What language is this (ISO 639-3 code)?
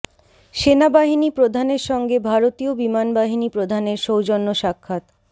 ben